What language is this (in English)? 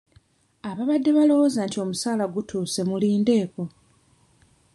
Ganda